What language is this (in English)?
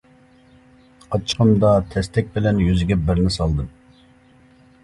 Uyghur